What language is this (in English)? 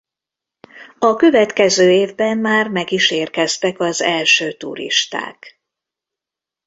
Hungarian